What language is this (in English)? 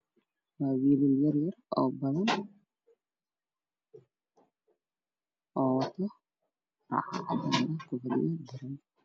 Somali